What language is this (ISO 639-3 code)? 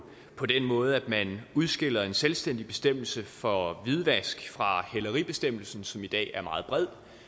dan